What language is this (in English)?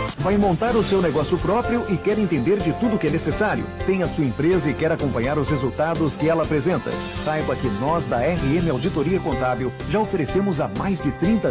Portuguese